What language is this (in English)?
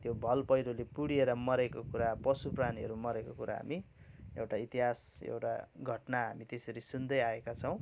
Nepali